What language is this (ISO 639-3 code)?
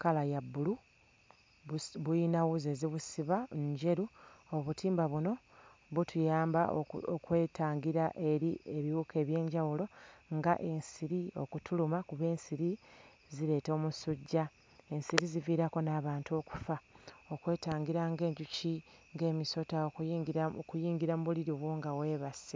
lug